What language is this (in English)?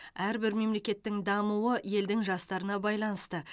Kazakh